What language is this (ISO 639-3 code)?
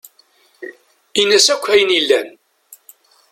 kab